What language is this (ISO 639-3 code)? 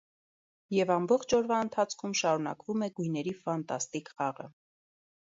hye